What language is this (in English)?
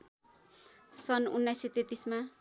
Nepali